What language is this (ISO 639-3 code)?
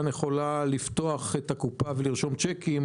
heb